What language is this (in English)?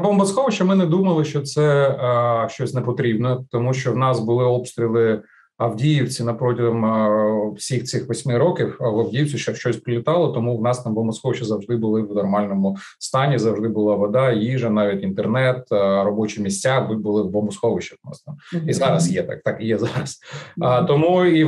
Ukrainian